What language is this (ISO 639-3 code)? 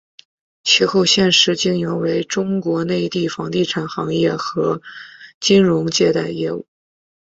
zho